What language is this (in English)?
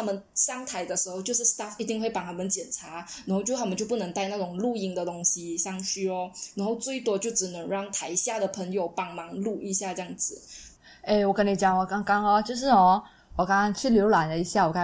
Chinese